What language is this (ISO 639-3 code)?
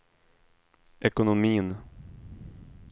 swe